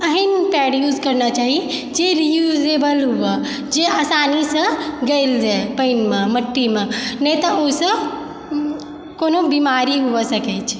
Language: Maithili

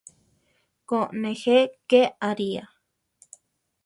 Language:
Central Tarahumara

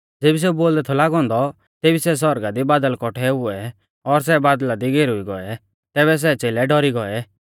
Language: Mahasu Pahari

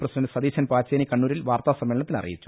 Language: Malayalam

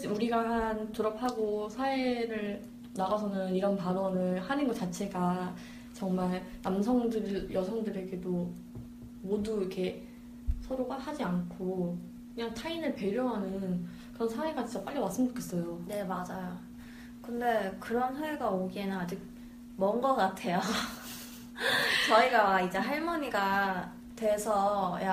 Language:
Korean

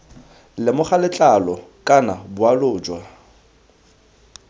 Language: Tswana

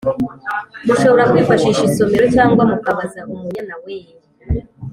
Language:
Kinyarwanda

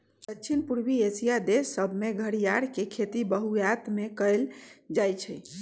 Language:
Magahi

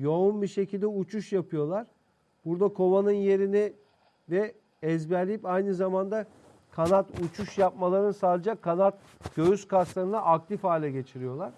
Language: Turkish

